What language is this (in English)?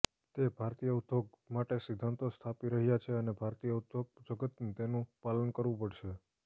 Gujarati